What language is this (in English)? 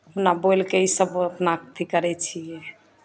Maithili